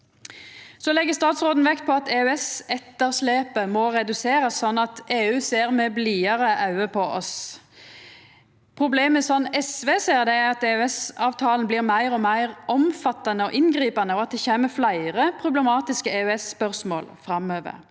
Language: Norwegian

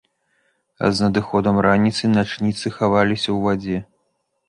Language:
Belarusian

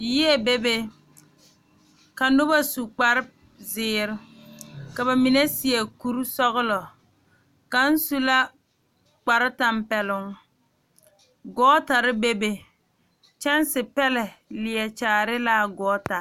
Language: Southern Dagaare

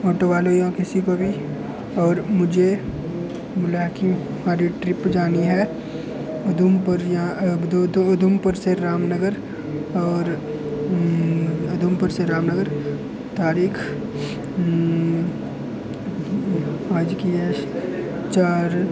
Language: Dogri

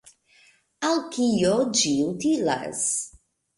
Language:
Esperanto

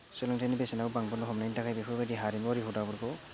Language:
Bodo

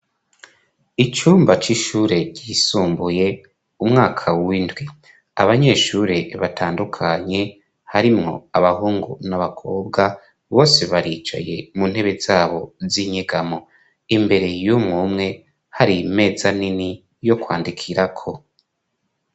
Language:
Rundi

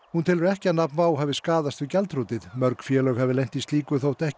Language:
Icelandic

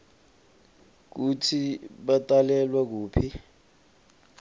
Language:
Swati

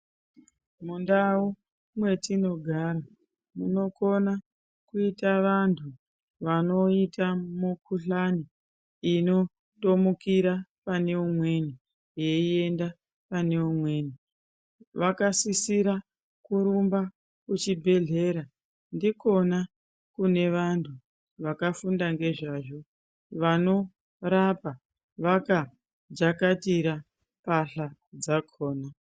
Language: Ndau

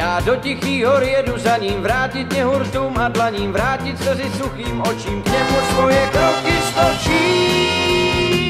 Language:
Czech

